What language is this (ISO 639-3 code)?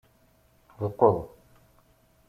kab